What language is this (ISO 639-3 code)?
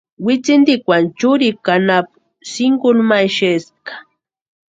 pua